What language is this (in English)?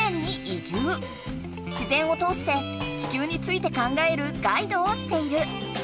Japanese